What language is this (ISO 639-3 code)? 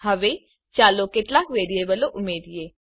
guj